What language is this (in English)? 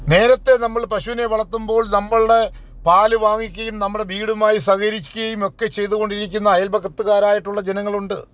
Malayalam